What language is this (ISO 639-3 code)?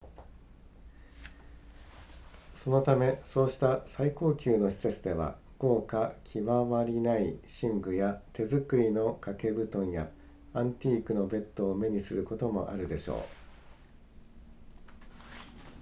jpn